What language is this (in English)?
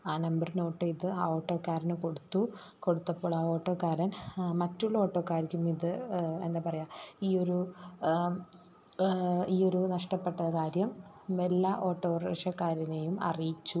Malayalam